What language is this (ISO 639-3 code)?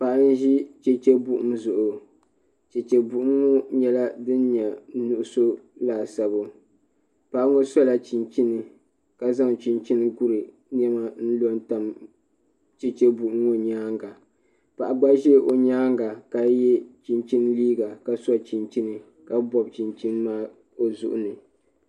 dag